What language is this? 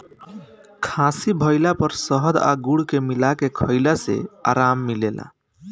Bhojpuri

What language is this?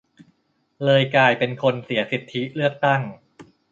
Thai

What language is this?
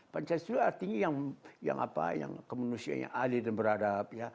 Indonesian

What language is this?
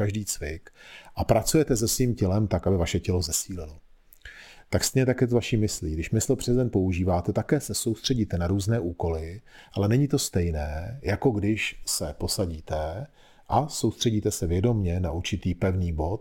Czech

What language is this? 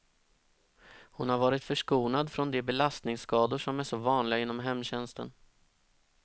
Swedish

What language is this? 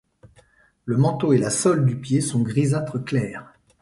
French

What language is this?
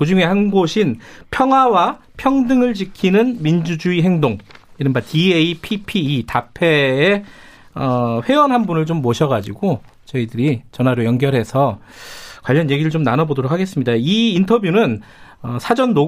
Korean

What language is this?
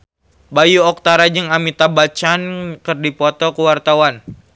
Sundanese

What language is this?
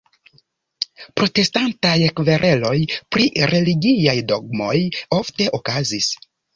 Esperanto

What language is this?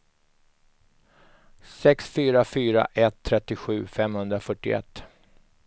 Swedish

